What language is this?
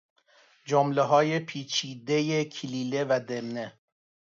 Persian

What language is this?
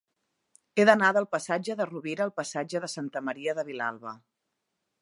Catalan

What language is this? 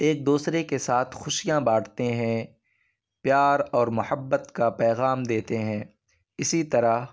Urdu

